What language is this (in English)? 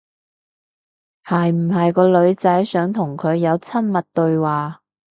Cantonese